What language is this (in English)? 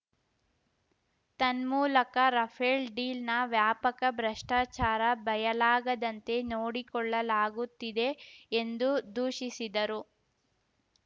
Kannada